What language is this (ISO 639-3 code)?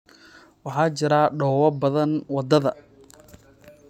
som